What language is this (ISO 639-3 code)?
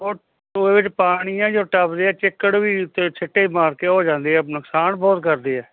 pan